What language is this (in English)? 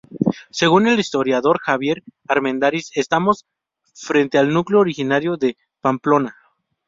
Spanish